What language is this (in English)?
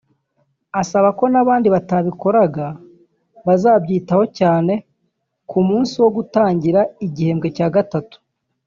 Kinyarwanda